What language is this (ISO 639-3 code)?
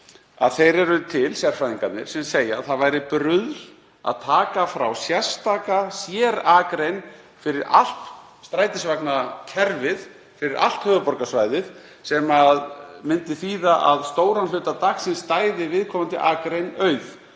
isl